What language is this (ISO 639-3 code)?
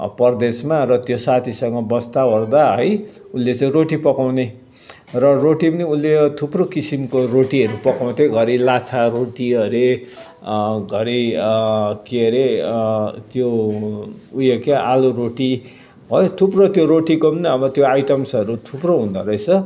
nep